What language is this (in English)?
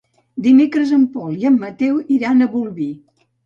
Catalan